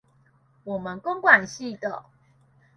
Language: Chinese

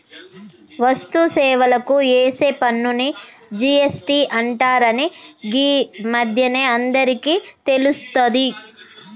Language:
Telugu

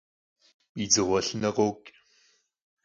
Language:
Kabardian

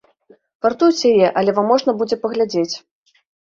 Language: Belarusian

